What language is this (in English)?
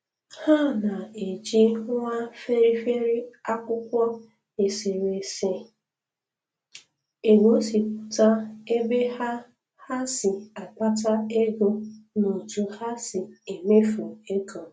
Igbo